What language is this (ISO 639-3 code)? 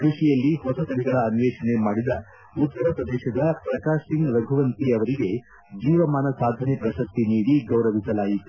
kan